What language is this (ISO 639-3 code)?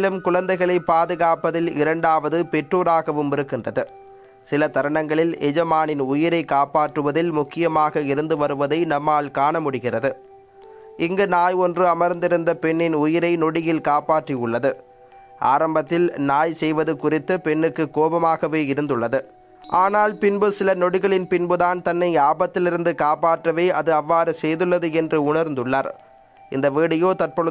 tha